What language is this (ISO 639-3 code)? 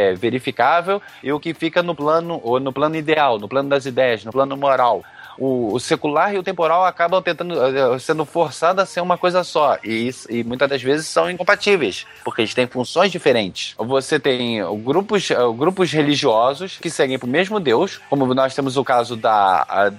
por